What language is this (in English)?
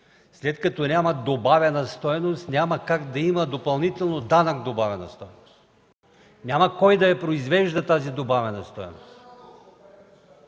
Bulgarian